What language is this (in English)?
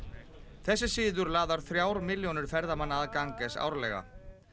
Icelandic